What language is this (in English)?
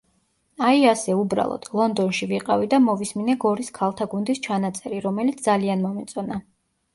Georgian